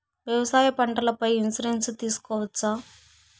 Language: Telugu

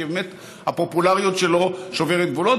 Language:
Hebrew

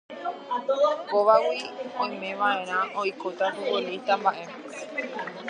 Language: Guarani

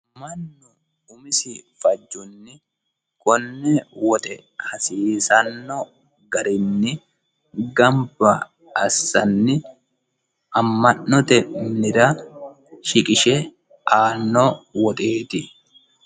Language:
Sidamo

